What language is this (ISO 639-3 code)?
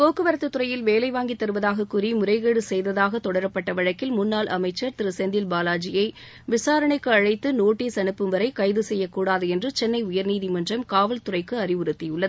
tam